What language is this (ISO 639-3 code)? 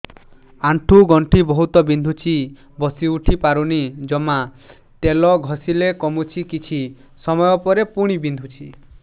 ori